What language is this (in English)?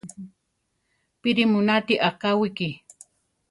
Central Tarahumara